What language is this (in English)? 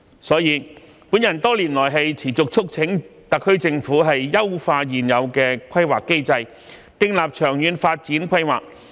Cantonese